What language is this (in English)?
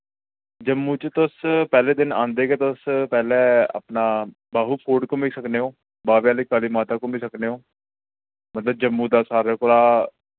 Dogri